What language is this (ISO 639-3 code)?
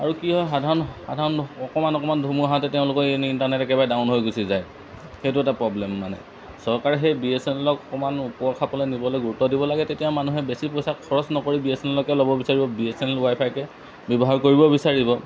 asm